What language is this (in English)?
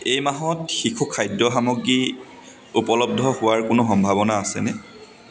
Assamese